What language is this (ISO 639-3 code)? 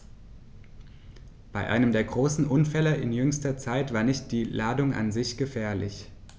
deu